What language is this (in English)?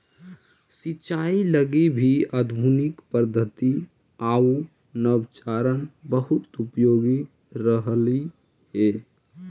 Magahi